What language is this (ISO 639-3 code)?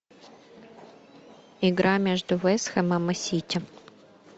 rus